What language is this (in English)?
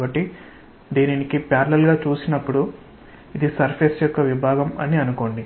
Telugu